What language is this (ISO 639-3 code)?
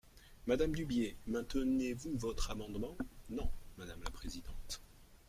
fra